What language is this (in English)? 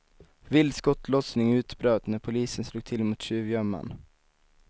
Swedish